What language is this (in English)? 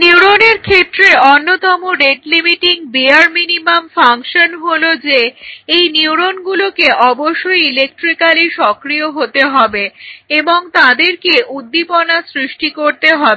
Bangla